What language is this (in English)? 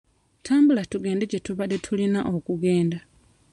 Ganda